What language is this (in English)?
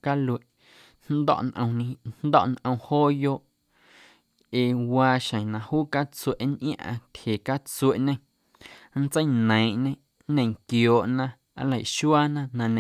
Guerrero Amuzgo